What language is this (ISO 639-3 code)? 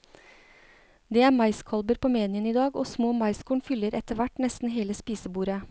nor